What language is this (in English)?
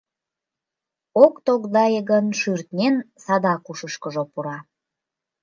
Mari